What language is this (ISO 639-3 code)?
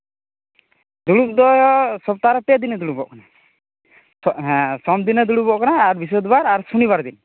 sat